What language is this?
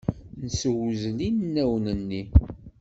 Kabyle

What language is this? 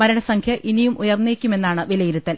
Malayalam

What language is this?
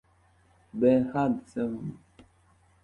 Uzbek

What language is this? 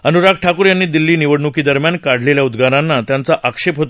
Marathi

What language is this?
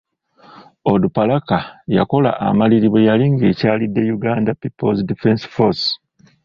Ganda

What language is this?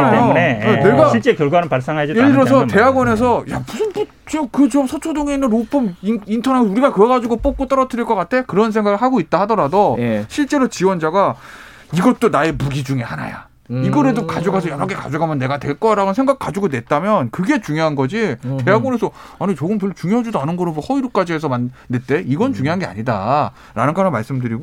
Korean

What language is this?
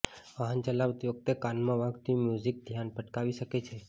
Gujarati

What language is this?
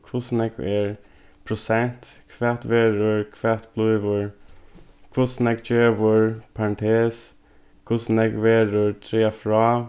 Faroese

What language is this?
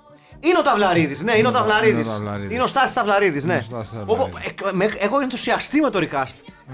Greek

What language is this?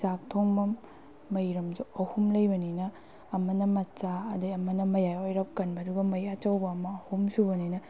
Manipuri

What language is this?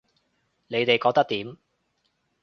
Cantonese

